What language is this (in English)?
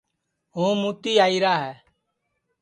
Sansi